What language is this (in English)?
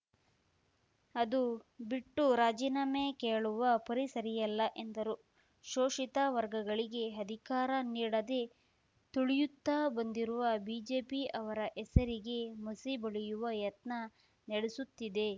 Kannada